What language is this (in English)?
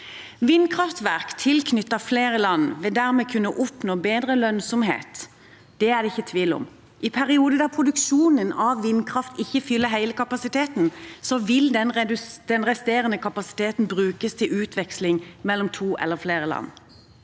Norwegian